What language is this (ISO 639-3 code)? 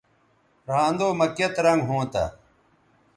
btv